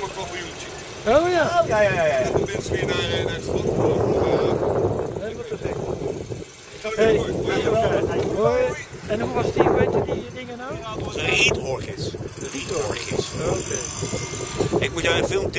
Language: Dutch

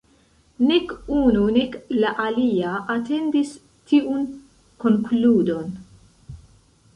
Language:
Esperanto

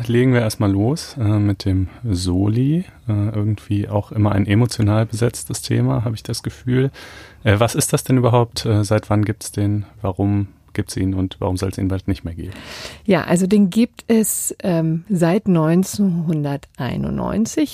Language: German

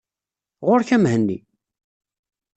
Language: Kabyle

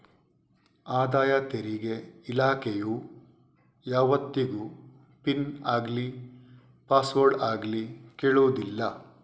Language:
Kannada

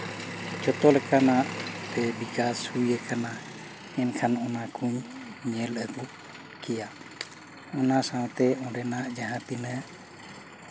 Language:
Santali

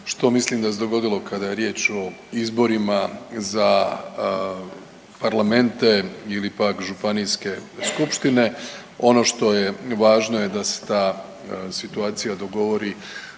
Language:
Croatian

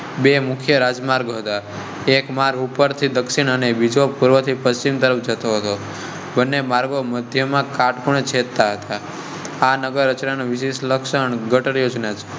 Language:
Gujarati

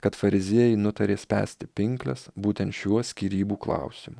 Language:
Lithuanian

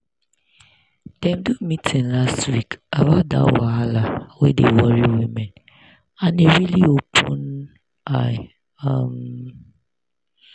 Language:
Nigerian Pidgin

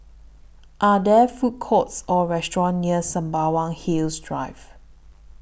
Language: English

